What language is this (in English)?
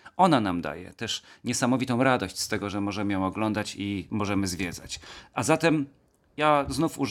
Polish